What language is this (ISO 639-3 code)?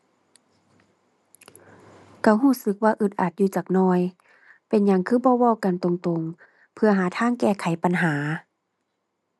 tha